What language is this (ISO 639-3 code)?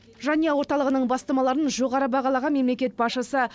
kaz